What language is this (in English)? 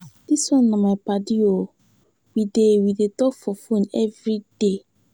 Nigerian Pidgin